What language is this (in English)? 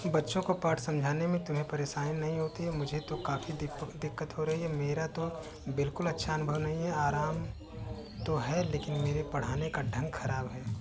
Hindi